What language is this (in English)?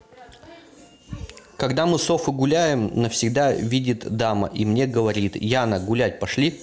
Russian